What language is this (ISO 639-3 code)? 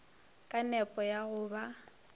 nso